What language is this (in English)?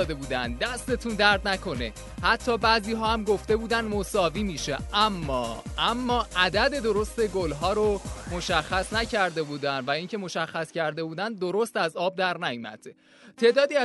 Persian